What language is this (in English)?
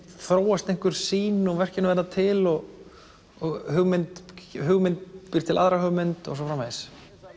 Icelandic